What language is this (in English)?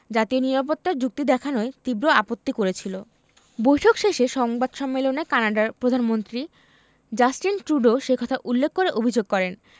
Bangla